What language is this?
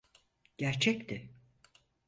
Turkish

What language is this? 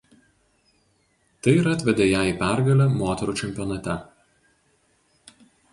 Lithuanian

